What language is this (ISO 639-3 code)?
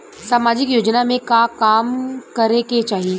bho